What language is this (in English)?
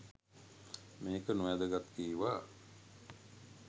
Sinhala